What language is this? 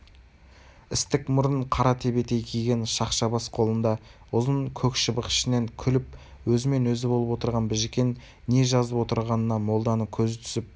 Kazakh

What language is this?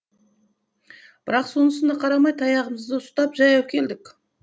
Kazakh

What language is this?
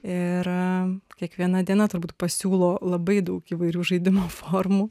Lithuanian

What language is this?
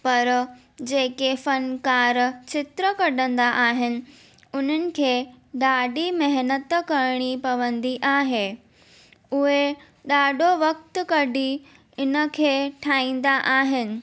Sindhi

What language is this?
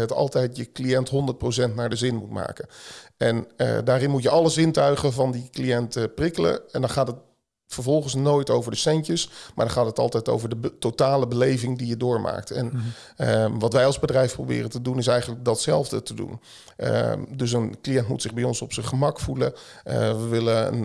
Dutch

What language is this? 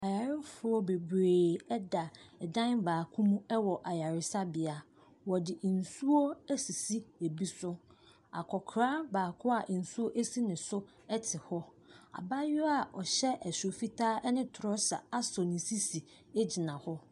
Akan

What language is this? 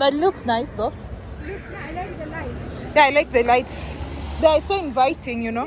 English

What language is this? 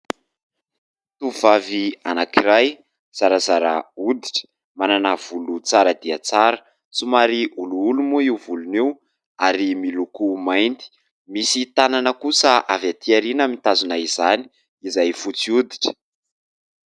Malagasy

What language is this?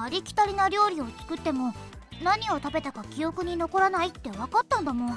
Japanese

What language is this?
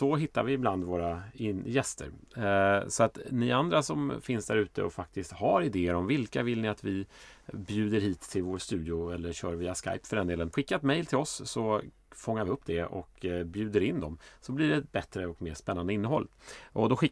Swedish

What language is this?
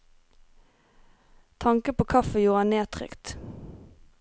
Norwegian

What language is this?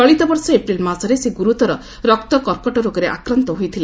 Odia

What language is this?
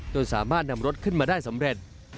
Thai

